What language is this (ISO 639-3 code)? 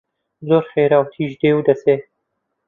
ckb